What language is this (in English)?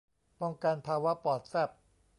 Thai